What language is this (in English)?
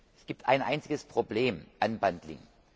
German